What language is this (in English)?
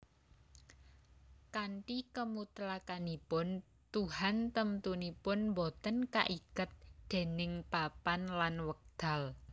Javanese